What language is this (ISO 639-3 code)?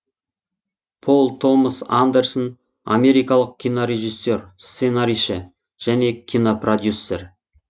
kaz